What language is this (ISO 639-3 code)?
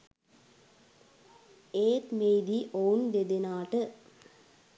sin